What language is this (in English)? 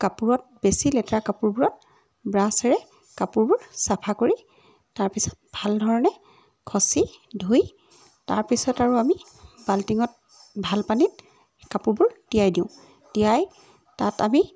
Assamese